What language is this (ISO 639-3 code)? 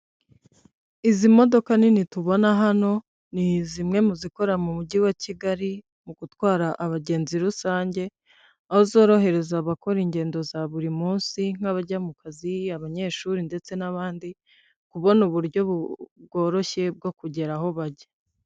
kin